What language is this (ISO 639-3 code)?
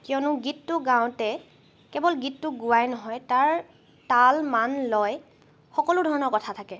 asm